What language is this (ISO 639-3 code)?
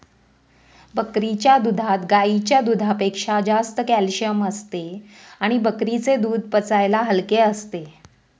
mar